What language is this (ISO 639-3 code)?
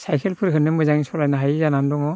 brx